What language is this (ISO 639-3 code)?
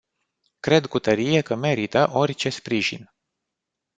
ron